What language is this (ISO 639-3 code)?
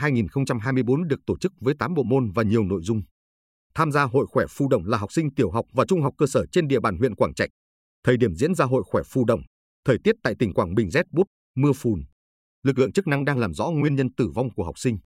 vie